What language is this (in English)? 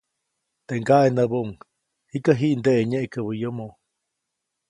Copainalá Zoque